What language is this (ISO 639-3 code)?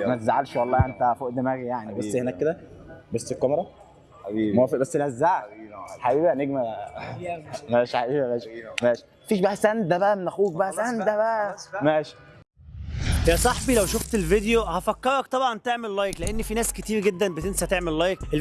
ara